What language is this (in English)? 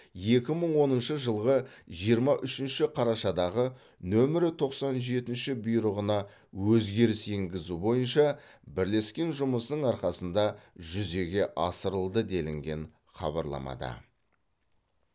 Kazakh